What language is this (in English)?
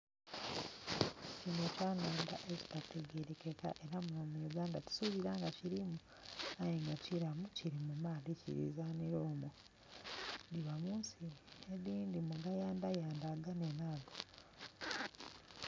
Soga